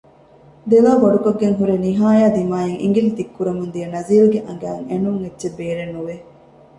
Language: Divehi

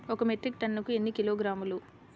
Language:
Telugu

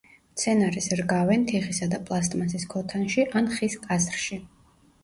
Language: Georgian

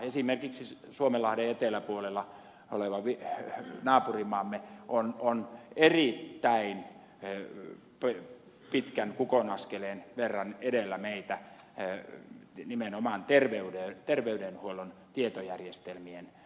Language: Finnish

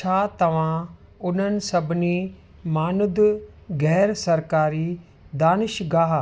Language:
Sindhi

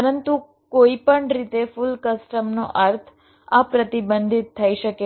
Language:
Gujarati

